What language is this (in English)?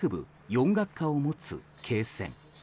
Japanese